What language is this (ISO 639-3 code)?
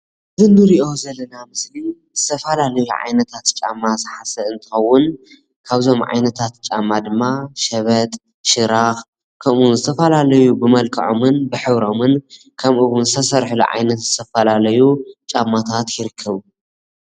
tir